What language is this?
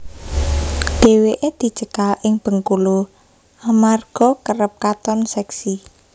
Javanese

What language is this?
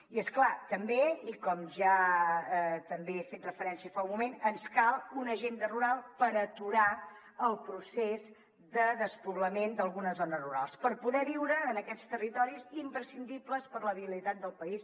Catalan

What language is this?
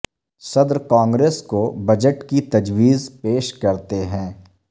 Urdu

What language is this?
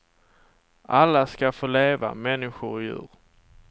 Swedish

